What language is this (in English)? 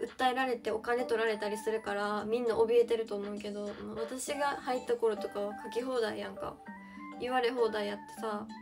Japanese